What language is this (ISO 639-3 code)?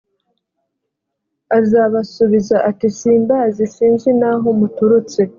kin